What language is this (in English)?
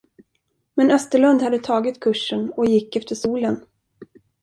Swedish